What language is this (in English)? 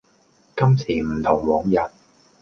Cantonese